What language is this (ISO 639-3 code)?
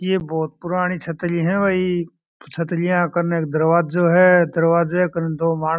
mwr